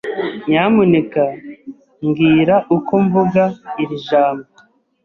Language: Kinyarwanda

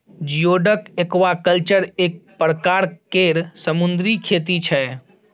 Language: Maithili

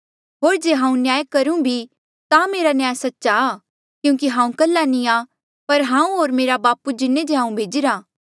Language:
Mandeali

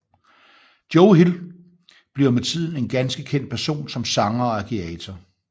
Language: Danish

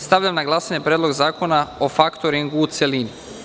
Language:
Serbian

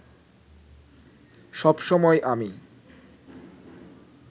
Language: Bangla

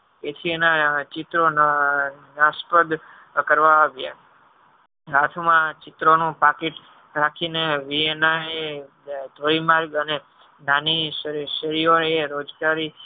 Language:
Gujarati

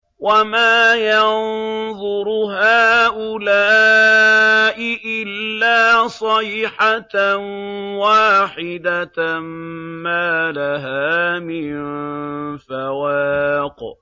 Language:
Arabic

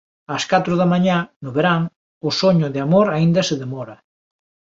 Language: Galician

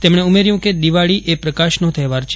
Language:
Gujarati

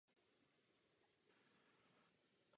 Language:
Czech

